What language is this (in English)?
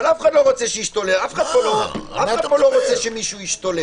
Hebrew